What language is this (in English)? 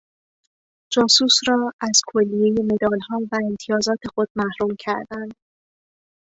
Persian